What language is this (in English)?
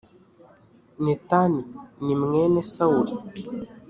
Kinyarwanda